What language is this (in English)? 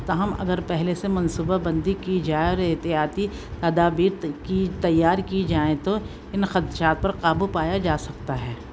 Urdu